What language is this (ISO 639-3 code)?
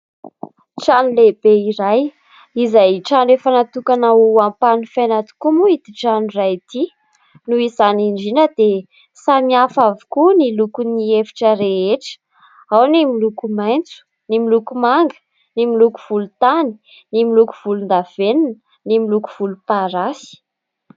mlg